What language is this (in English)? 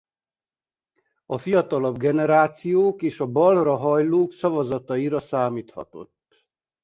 Hungarian